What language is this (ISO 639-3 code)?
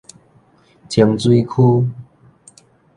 nan